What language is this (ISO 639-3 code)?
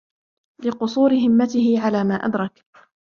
ara